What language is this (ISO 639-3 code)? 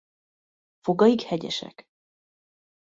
hun